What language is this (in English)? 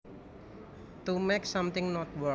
Javanese